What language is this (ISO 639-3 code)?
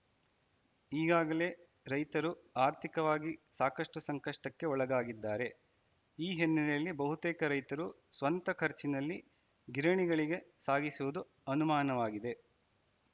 kan